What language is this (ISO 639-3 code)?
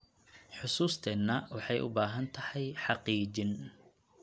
som